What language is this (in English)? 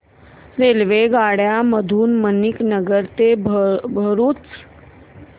Marathi